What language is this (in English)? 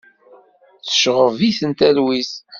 Kabyle